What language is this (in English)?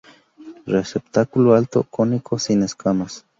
Spanish